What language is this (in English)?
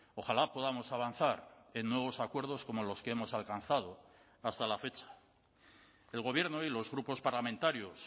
Spanish